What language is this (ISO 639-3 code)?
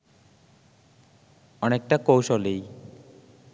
ben